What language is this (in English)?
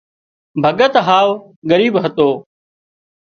Wadiyara Koli